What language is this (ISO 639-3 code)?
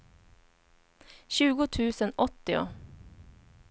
swe